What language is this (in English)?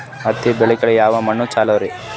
Kannada